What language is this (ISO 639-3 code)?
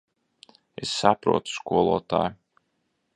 lav